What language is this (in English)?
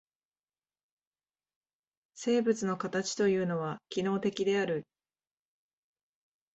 Japanese